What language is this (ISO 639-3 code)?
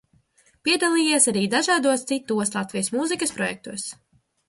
lav